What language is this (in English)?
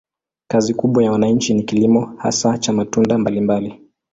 Swahili